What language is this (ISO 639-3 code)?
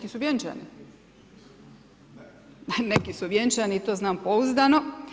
hrv